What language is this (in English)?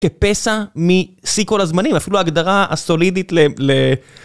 Hebrew